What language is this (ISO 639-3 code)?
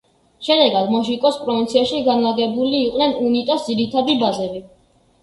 kat